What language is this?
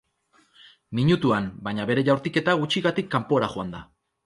Basque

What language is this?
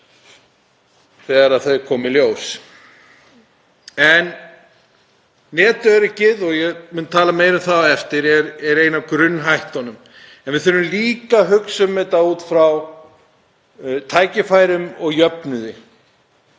Icelandic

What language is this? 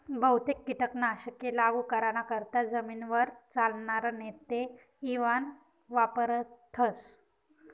Marathi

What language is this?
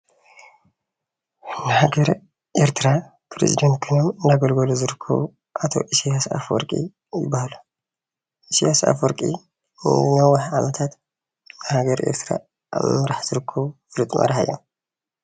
Tigrinya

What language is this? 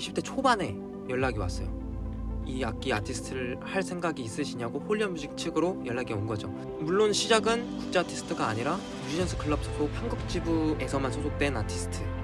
Korean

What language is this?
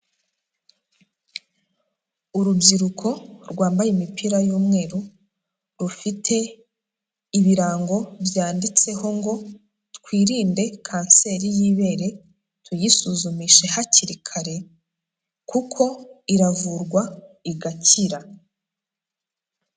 Kinyarwanda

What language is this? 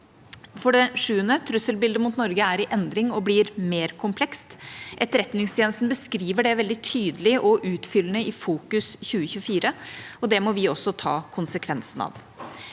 Norwegian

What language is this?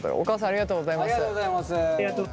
Japanese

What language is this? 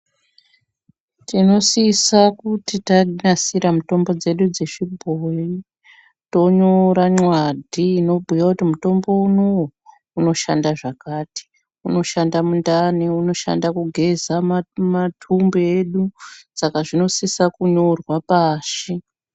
Ndau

